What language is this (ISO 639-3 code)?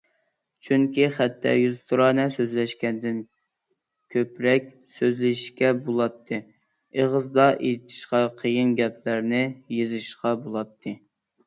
uig